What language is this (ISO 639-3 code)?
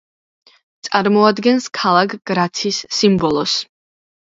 kat